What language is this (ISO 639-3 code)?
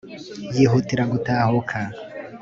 kin